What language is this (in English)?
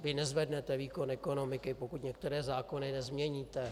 Czech